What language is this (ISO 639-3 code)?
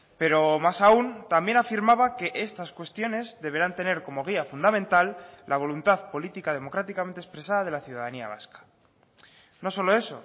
spa